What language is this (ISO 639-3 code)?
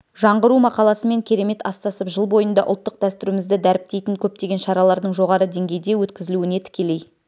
kaz